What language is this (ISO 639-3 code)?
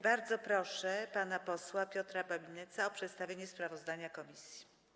pol